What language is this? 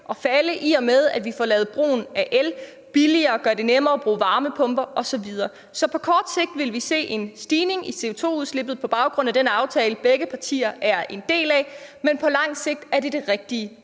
Danish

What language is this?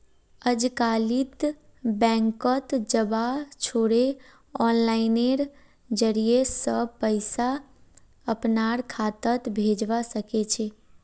Magahi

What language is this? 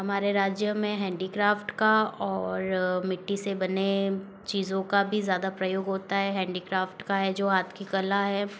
Hindi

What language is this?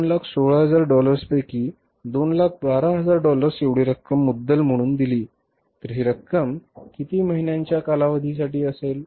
Marathi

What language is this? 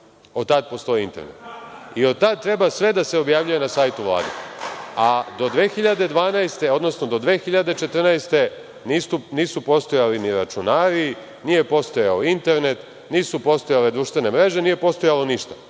Serbian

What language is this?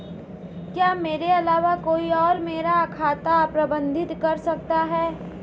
Hindi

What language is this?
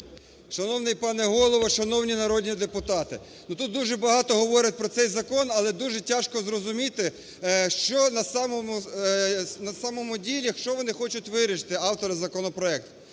Ukrainian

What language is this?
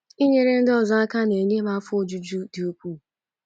Igbo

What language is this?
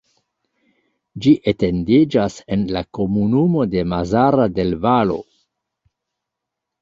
Esperanto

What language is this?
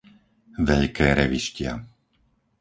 Slovak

